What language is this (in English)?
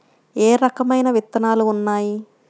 Telugu